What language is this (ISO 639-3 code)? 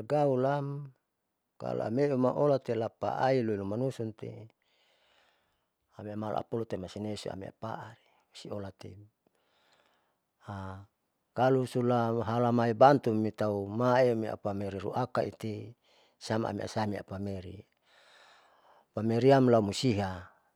sau